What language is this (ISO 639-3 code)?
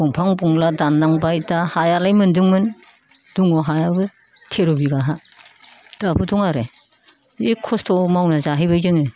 brx